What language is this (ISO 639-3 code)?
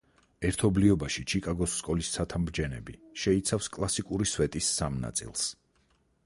kat